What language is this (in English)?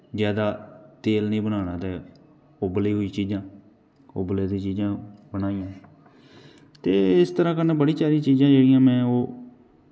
Dogri